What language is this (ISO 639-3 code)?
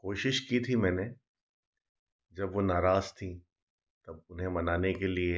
hin